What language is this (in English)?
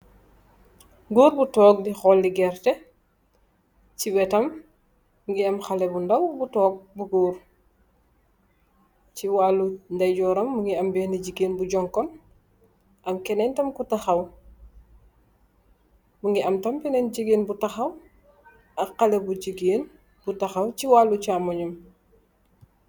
Wolof